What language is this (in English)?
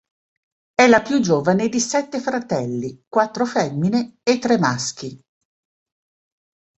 Italian